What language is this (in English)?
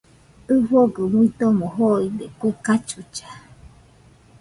Nüpode Huitoto